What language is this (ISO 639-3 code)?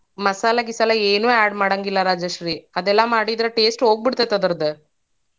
kan